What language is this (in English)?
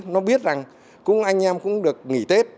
Vietnamese